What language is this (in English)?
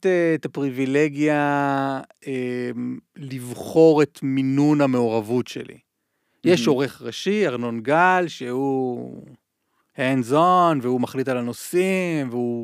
Hebrew